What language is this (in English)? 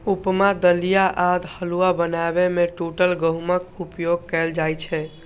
Maithili